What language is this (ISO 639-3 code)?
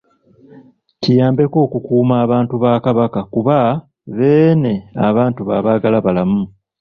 lug